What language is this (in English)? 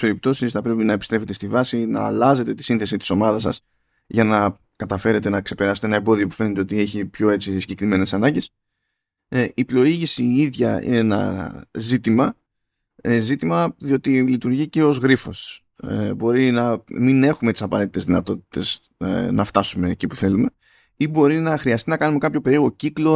Greek